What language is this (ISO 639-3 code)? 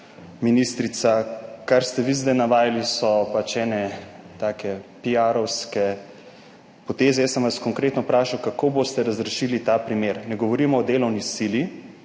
slv